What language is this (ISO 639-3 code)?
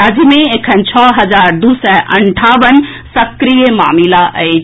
mai